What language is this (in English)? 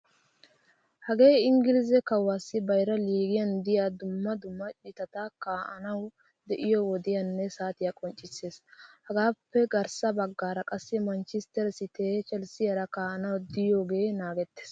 Wolaytta